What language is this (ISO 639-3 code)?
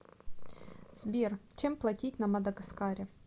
rus